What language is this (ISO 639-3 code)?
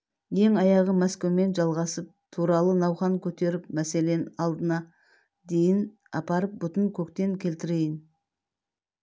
kaz